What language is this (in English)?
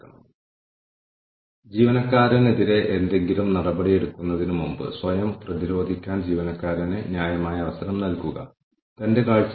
Malayalam